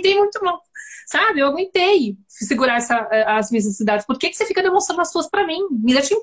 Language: Portuguese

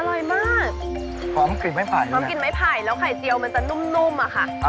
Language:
Thai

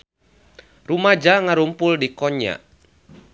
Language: Sundanese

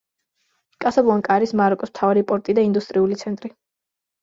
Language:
Georgian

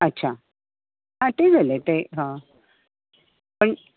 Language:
Konkani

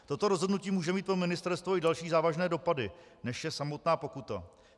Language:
Czech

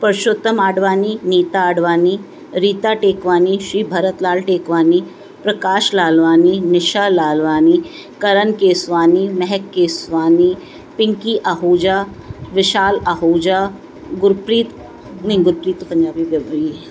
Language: Sindhi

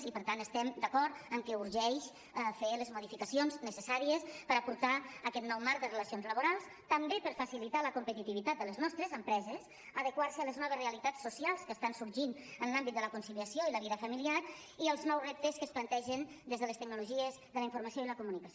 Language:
Catalan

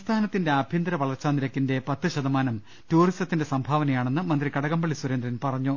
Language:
Malayalam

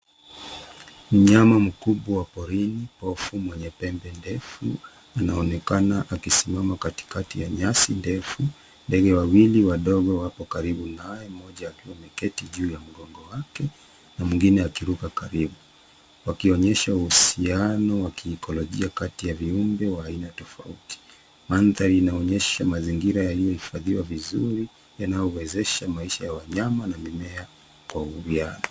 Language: Swahili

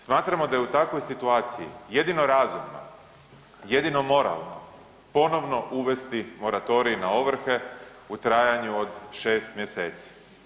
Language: Croatian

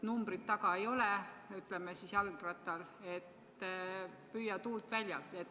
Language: Estonian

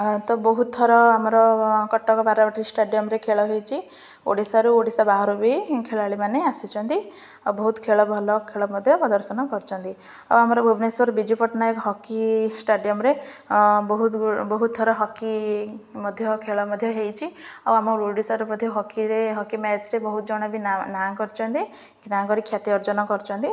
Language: Odia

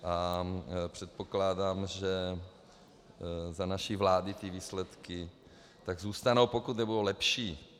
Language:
Czech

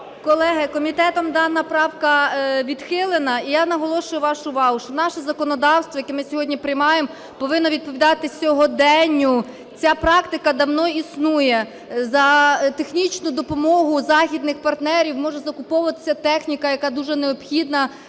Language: Ukrainian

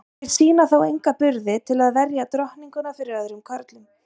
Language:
Icelandic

